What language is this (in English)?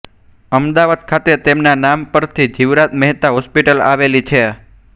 Gujarati